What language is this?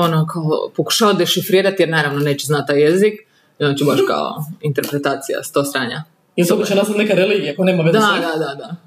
Croatian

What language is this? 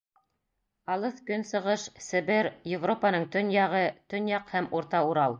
Bashkir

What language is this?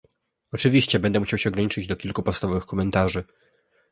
Polish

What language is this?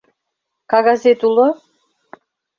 Mari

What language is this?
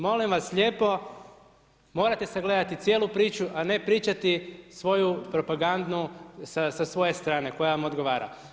Croatian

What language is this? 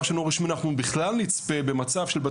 Hebrew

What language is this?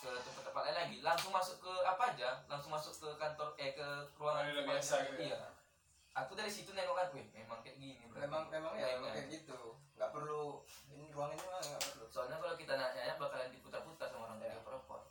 Indonesian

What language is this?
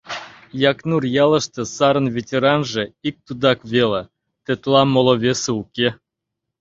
Mari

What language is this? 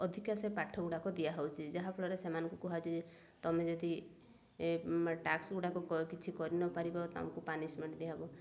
Odia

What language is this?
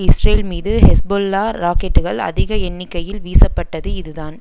Tamil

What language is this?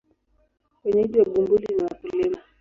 Swahili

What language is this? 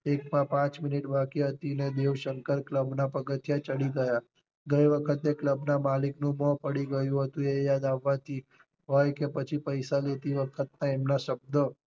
Gujarati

